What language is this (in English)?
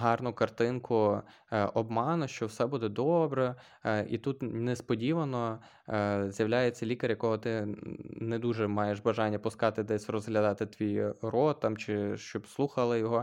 Ukrainian